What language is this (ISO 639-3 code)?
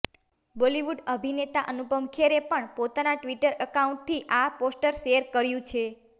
guj